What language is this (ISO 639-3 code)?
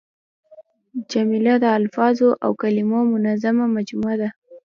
pus